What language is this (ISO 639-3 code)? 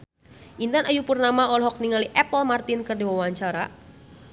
sun